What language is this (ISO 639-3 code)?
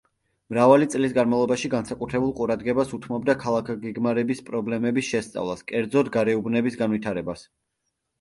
kat